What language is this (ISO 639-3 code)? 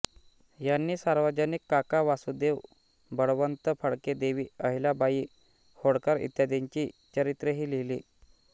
mar